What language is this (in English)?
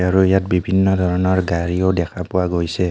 Assamese